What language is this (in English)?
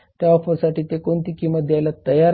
Marathi